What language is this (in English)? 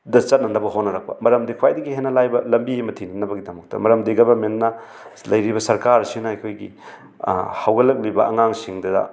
Manipuri